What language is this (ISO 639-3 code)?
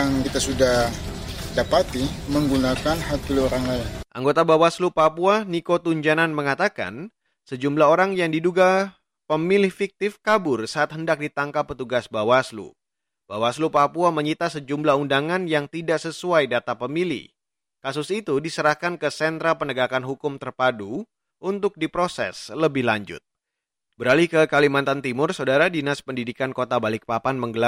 ind